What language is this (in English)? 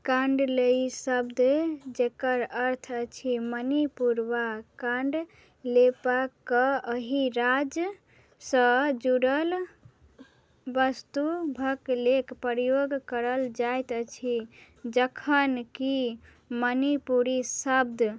Maithili